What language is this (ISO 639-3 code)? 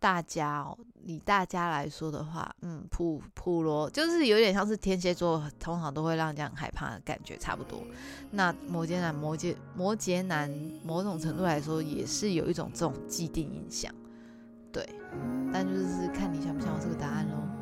zho